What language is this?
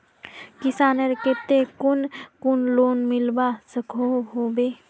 Magahi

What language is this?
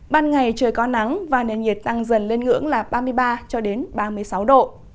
Vietnamese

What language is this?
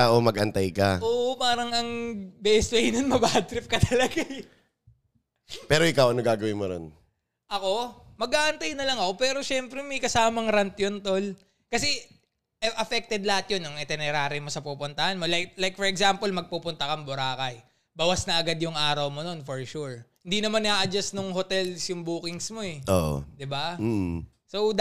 Filipino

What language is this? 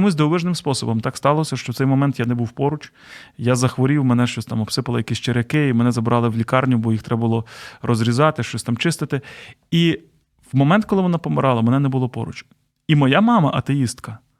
Ukrainian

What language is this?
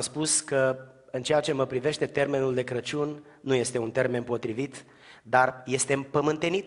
Romanian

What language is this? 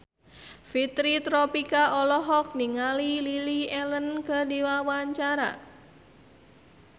Sundanese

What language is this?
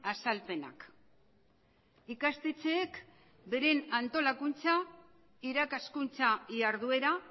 Basque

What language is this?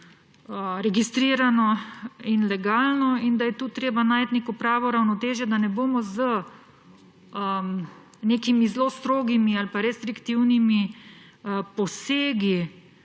Slovenian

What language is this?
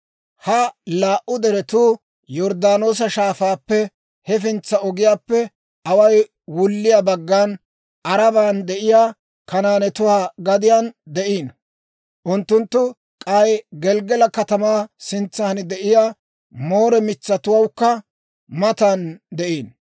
Dawro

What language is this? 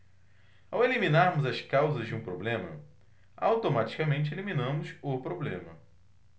Portuguese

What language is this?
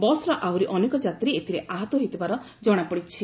Odia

